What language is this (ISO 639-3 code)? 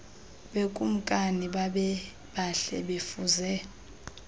xho